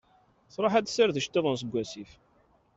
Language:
Kabyle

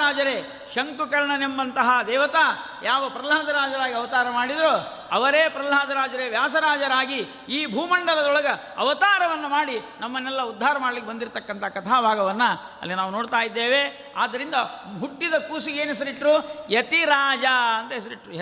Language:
Kannada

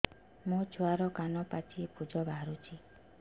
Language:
Odia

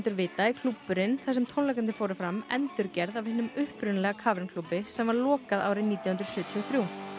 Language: Icelandic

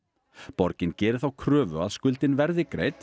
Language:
Icelandic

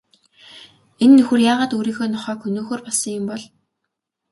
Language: Mongolian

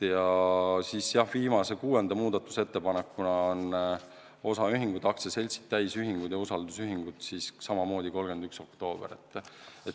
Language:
Estonian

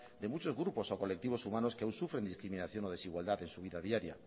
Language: Spanish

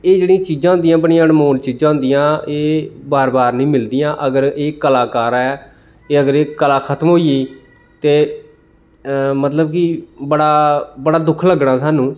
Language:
Dogri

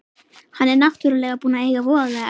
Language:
Icelandic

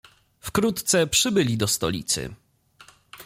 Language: Polish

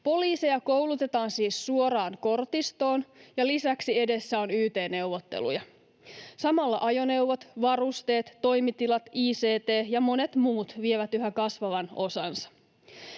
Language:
Finnish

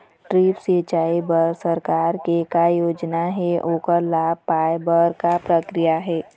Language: Chhattisgarhi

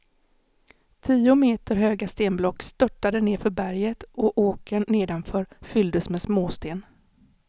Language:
Swedish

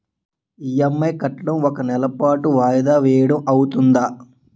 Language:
Telugu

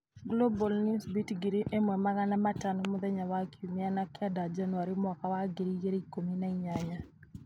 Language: Kikuyu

